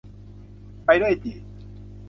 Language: Thai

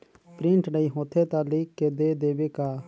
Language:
Chhattisgarhi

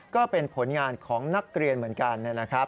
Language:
Thai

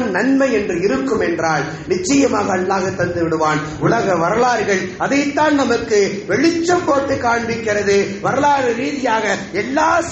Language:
Arabic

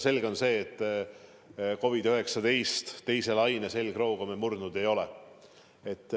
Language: Estonian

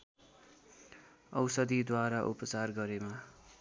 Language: Nepali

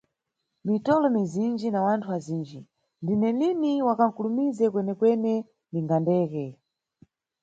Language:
Nyungwe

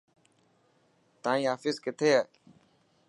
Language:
Dhatki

